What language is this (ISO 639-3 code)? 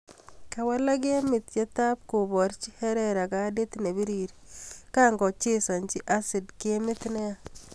kln